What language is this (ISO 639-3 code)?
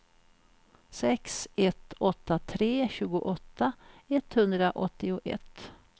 swe